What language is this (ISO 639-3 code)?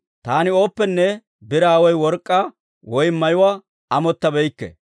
dwr